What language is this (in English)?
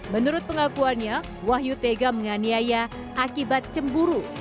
Indonesian